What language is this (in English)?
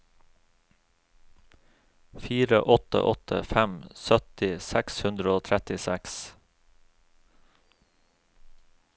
Norwegian